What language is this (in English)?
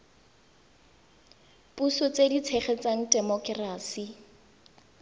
Tswana